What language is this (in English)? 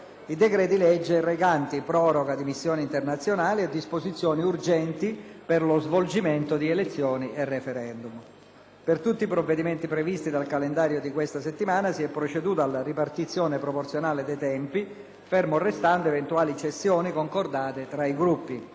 Italian